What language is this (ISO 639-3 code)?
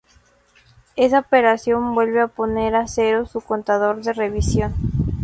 spa